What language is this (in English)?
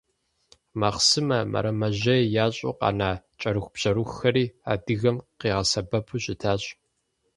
Kabardian